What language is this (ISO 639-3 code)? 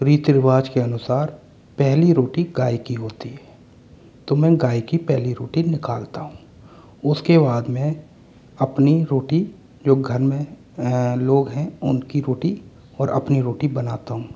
hin